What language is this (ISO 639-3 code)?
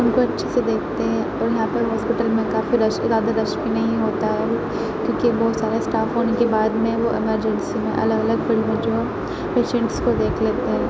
urd